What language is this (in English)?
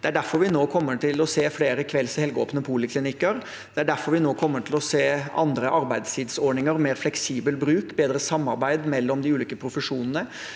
Norwegian